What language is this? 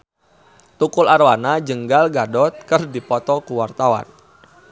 Sundanese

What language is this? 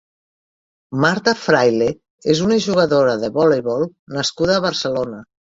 Catalan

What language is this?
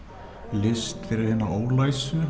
Icelandic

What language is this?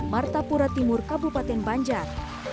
Indonesian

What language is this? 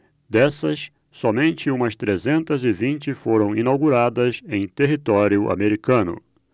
Portuguese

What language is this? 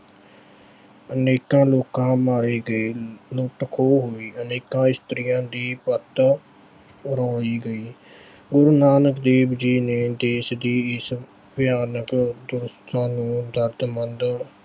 Punjabi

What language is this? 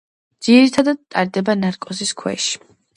Georgian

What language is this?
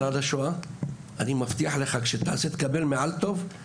Hebrew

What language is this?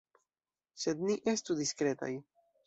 Esperanto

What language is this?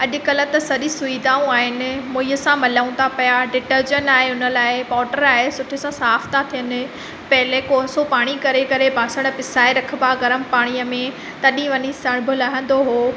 Sindhi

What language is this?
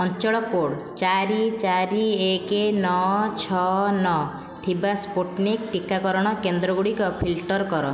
Odia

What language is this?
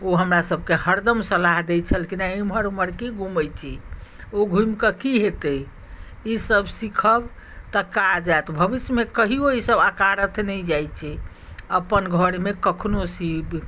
Maithili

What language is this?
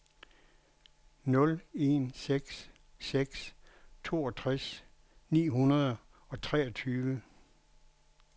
Danish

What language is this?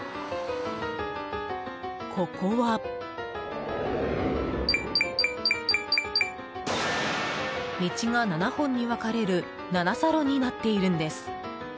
Japanese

